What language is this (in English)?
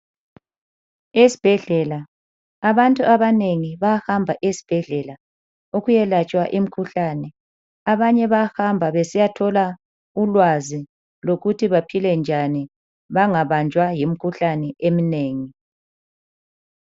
North Ndebele